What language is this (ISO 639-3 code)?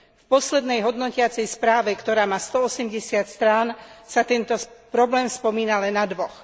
slk